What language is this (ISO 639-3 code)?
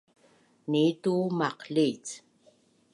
bnn